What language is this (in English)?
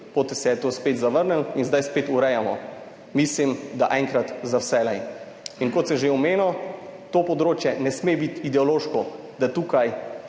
Slovenian